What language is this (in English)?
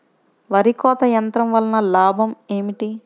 Telugu